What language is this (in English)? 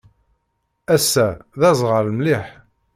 Kabyle